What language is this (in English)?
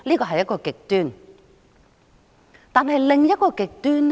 Cantonese